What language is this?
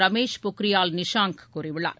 Tamil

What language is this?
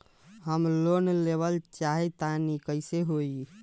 Bhojpuri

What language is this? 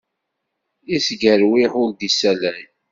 Kabyle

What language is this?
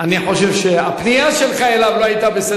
Hebrew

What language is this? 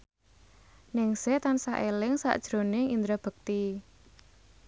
Javanese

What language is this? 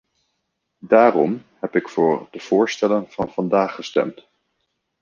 Dutch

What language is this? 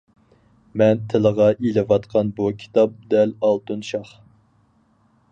Uyghur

